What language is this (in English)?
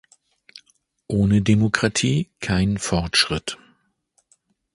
German